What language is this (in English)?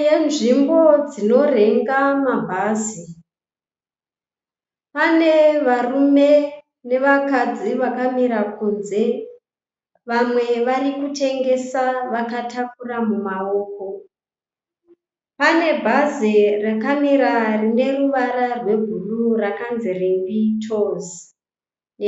Shona